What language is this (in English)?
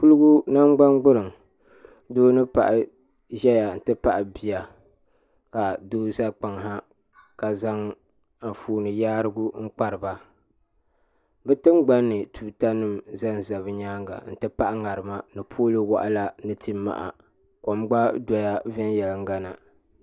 Dagbani